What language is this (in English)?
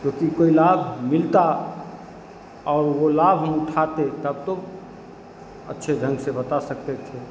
Hindi